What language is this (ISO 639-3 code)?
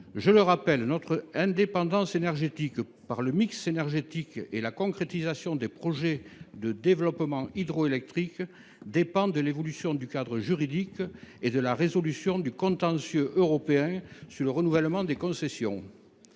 fra